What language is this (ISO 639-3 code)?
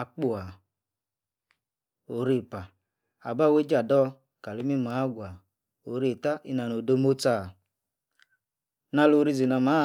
ekr